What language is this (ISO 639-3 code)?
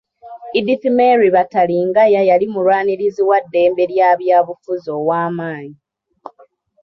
lug